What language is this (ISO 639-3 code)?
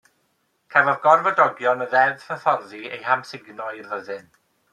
cym